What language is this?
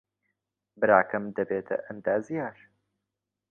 Central Kurdish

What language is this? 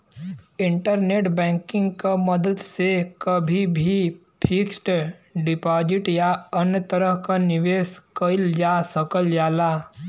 Bhojpuri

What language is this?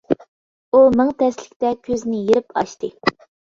Uyghur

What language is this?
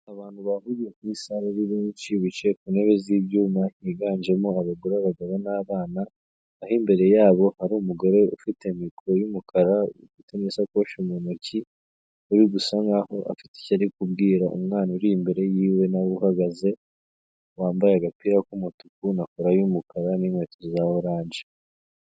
Kinyarwanda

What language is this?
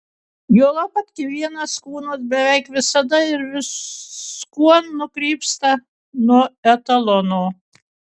Lithuanian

